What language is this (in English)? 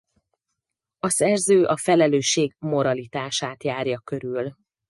Hungarian